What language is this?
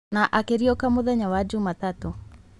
Kikuyu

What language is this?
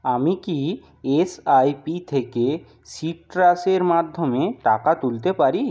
Bangla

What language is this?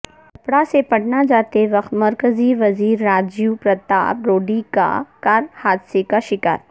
Urdu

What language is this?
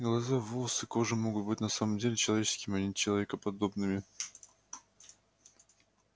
Russian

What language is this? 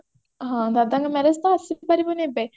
Odia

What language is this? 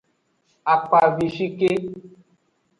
Aja (Benin)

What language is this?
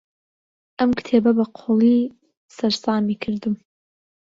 Central Kurdish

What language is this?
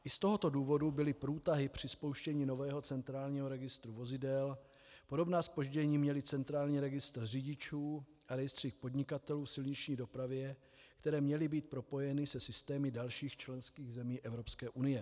Czech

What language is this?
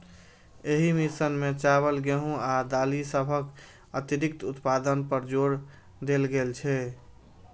Maithili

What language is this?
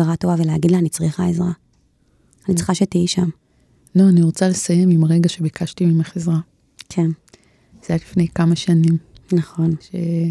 Hebrew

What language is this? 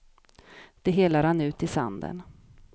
Swedish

